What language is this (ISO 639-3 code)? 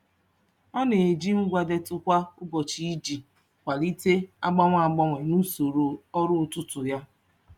ibo